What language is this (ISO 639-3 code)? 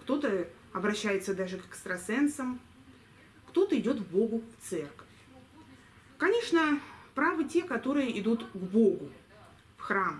rus